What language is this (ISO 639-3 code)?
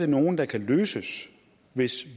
dan